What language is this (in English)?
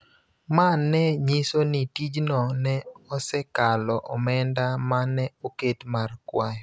Luo (Kenya and Tanzania)